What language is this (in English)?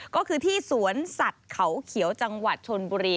Thai